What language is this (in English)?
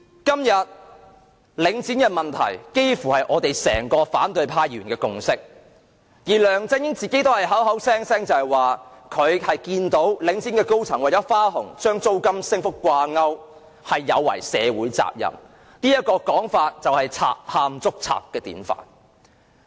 Cantonese